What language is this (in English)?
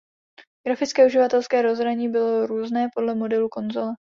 Czech